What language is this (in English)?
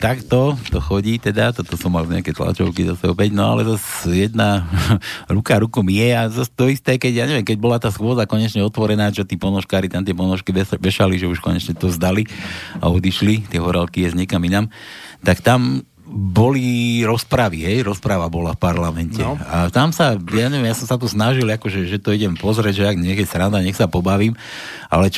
Slovak